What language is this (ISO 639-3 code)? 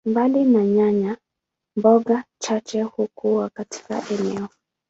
swa